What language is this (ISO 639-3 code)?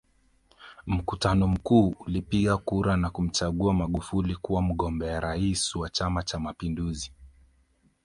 swa